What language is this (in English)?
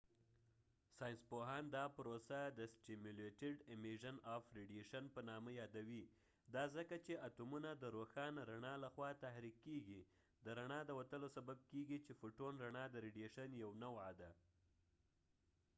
Pashto